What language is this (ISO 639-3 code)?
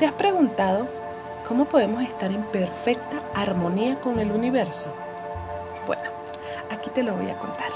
spa